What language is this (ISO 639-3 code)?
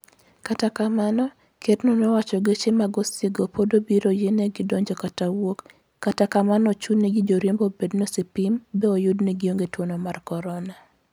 luo